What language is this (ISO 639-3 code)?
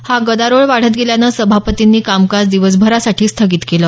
mar